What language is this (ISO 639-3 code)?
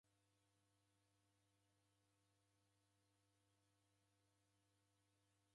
dav